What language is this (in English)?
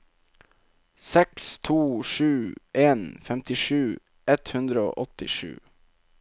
Norwegian